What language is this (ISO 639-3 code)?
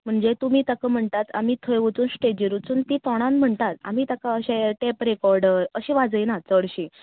kok